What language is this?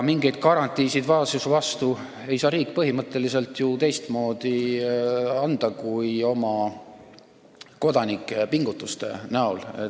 Estonian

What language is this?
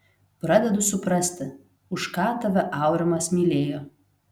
Lithuanian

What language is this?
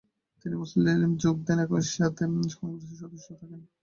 Bangla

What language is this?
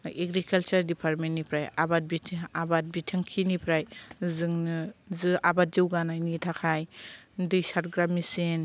Bodo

